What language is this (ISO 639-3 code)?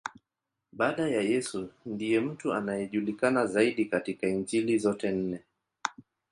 swa